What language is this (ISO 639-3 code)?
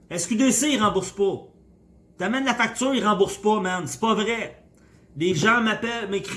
fra